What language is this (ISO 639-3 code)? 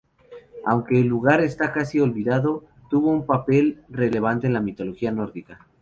spa